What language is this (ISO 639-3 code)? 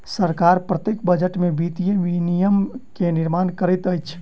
mai